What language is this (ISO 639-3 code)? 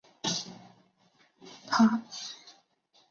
zho